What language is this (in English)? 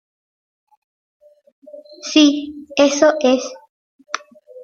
Spanish